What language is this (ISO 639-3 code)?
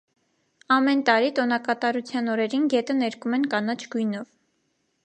hye